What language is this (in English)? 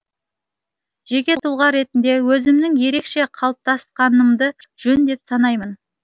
Kazakh